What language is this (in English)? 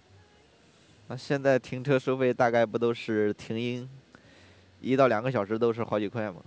Chinese